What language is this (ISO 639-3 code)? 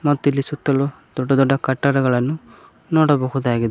kan